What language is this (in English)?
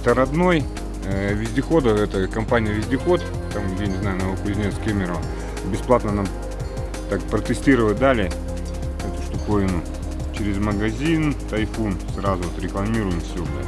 Russian